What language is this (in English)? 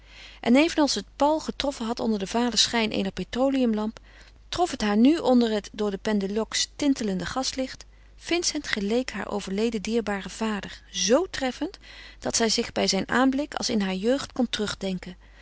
Dutch